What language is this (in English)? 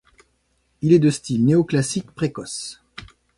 French